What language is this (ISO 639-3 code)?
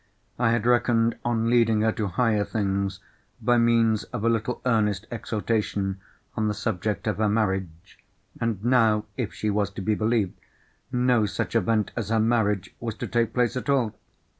eng